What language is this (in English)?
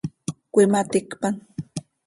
Seri